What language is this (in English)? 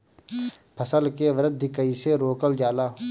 Bhojpuri